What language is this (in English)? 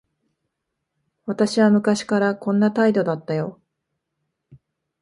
Japanese